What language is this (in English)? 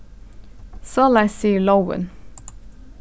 Faroese